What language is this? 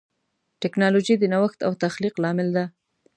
Pashto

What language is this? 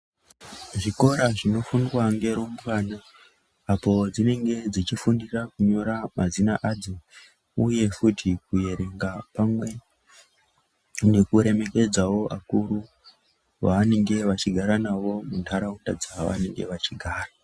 Ndau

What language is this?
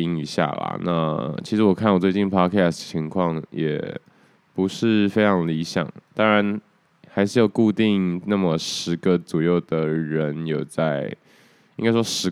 Chinese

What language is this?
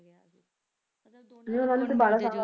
Punjabi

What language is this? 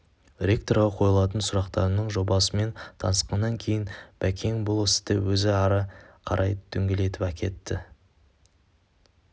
Kazakh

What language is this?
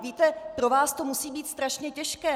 Czech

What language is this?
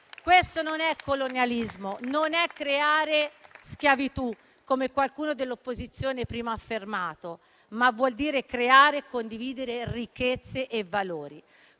Italian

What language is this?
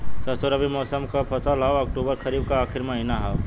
Bhojpuri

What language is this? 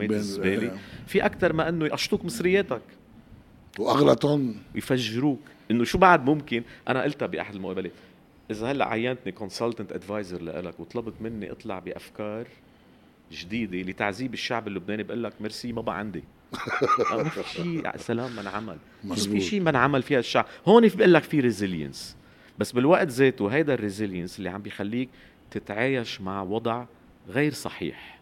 Arabic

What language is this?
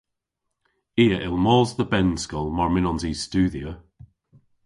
Cornish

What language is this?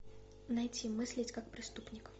Russian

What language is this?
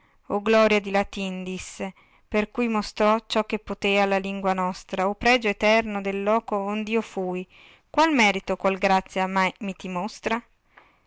Italian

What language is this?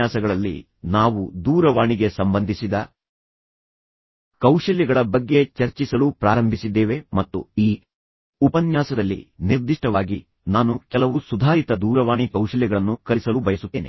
Kannada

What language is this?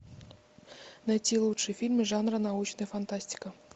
Russian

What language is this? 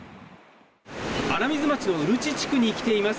Japanese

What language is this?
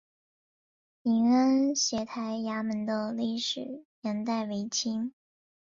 Chinese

